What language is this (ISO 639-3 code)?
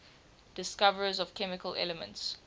eng